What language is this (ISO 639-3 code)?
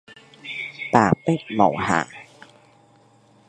yue